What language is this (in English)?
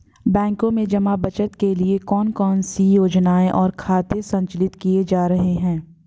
Hindi